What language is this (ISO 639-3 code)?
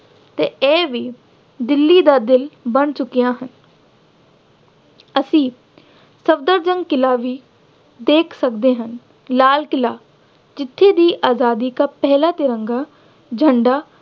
pan